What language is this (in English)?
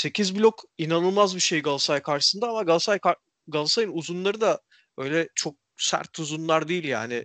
Turkish